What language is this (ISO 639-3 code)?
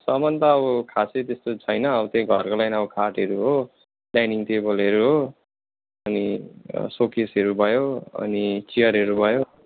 nep